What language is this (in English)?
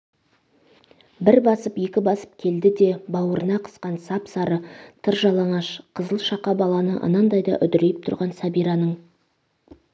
Kazakh